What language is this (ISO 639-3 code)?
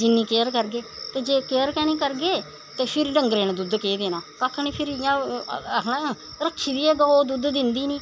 doi